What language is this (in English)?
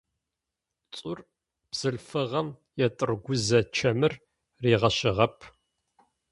Adyghe